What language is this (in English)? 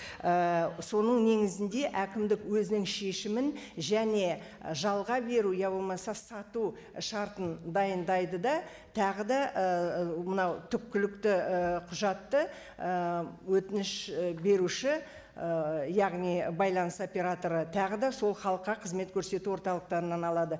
Kazakh